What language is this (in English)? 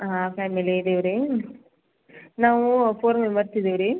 Kannada